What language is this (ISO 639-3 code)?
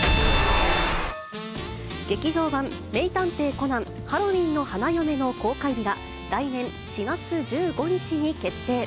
jpn